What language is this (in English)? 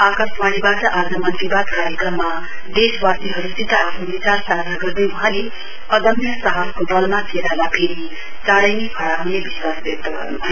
Nepali